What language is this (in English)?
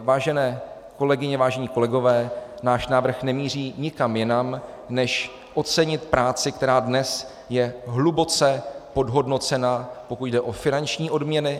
Czech